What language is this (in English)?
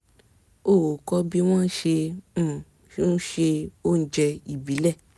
Yoruba